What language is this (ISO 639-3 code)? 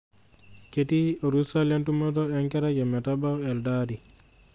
mas